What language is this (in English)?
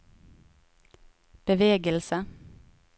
Norwegian